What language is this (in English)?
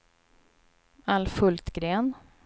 Swedish